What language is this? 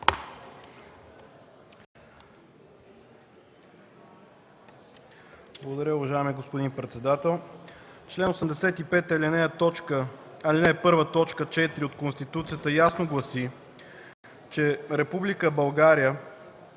Bulgarian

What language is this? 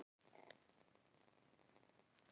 Icelandic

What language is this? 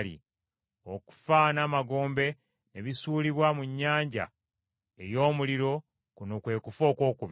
Ganda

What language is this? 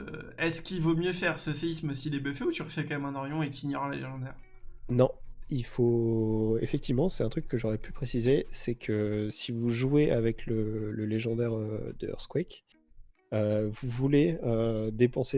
French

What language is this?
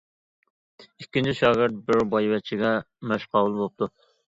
Uyghur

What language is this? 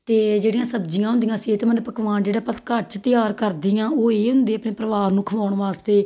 Punjabi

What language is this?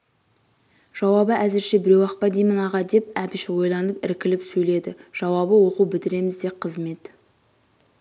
Kazakh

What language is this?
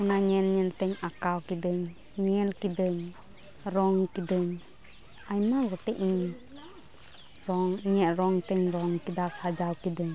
Santali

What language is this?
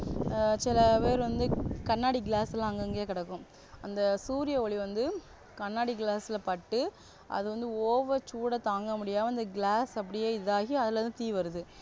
Tamil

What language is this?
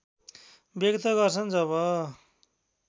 Nepali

